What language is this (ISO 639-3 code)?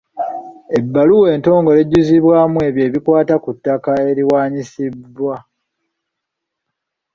lug